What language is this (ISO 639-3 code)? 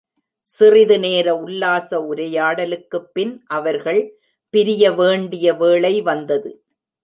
tam